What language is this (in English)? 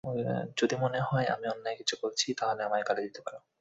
Bangla